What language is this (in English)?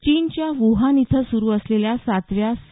Marathi